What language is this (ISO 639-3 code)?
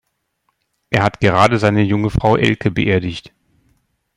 deu